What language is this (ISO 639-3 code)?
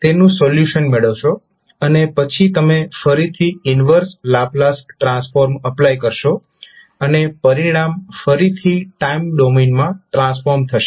guj